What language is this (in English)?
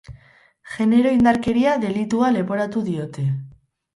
Basque